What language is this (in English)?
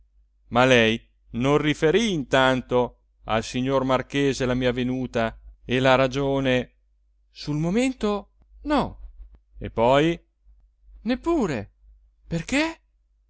Italian